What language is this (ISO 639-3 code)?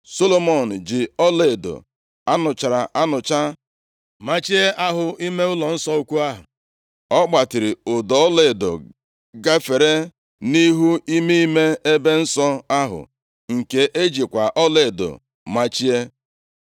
ibo